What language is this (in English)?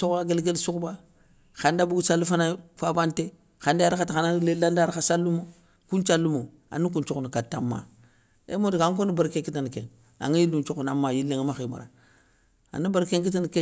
Soninke